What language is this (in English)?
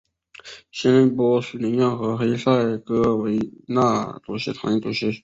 Chinese